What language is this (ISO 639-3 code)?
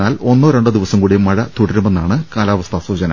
mal